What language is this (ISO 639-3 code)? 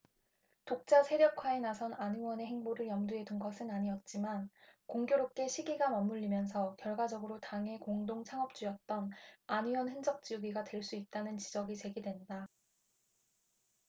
kor